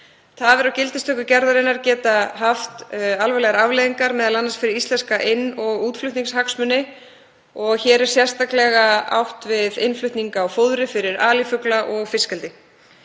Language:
Icelandic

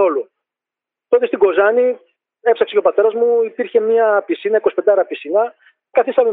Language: Greek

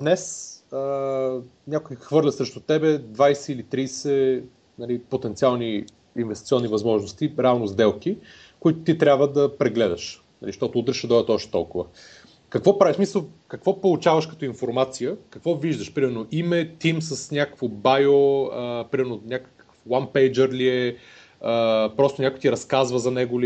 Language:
Bulgarian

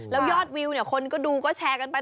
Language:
Thai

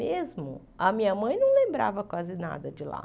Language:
Portuguese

